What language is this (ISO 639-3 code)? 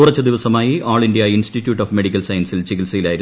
mal